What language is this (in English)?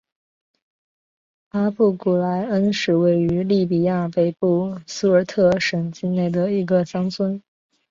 Chinese